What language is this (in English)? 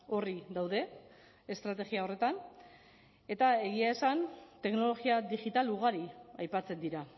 Basque